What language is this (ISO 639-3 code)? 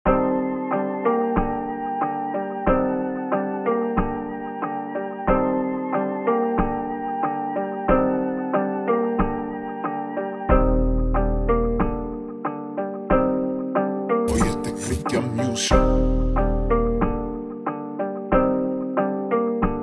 spa